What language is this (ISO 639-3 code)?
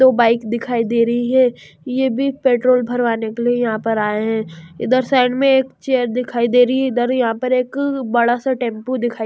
hin